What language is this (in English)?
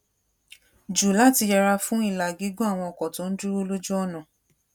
Yoruba